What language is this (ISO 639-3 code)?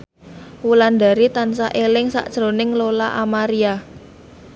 jav